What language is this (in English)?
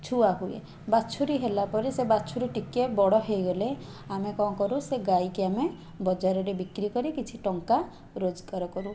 Odia